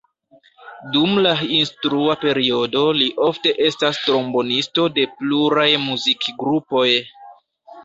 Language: Esperanto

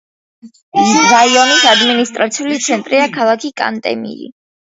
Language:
Georgian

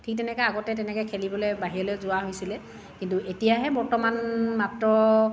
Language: Assamese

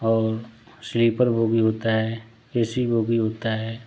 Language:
Hindi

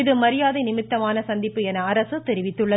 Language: Tamil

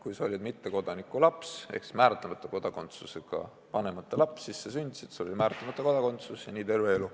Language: Estonian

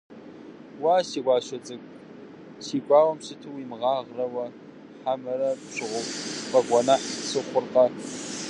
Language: Kabardian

